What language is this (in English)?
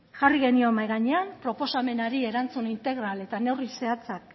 Basque